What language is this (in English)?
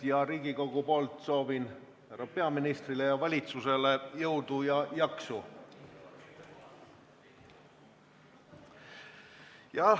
Estonian